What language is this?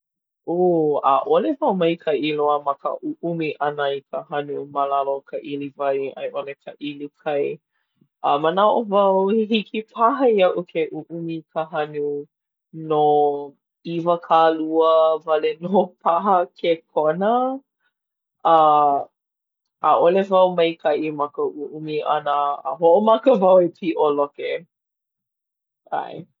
Hawaiian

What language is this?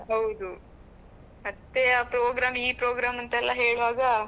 Kannada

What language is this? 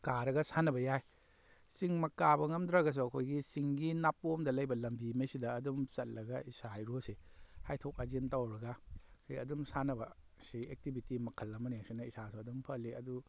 Manipuri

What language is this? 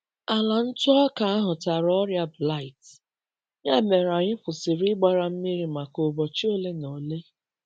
Igbo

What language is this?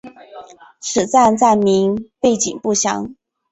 Chinese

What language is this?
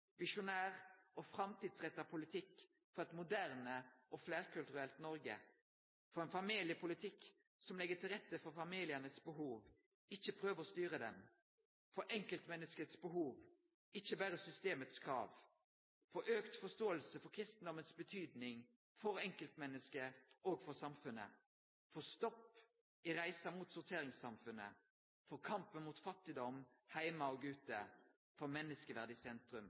Norwegian Nynorsk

